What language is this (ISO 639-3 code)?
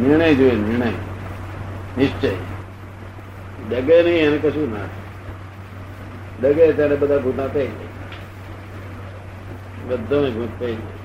guj